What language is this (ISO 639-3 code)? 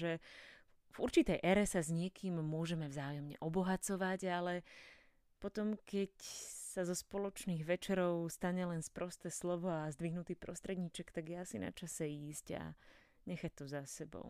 slk